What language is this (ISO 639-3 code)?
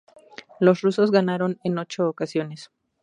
spa